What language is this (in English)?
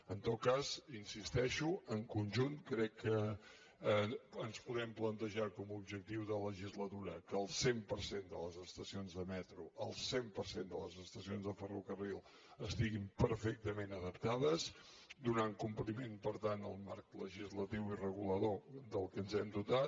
Catalan